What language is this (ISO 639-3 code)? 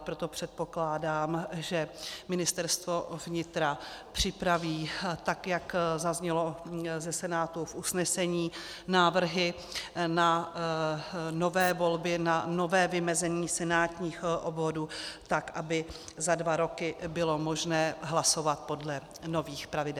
ces